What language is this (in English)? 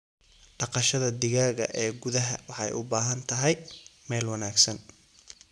Somali